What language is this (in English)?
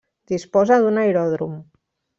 Catalan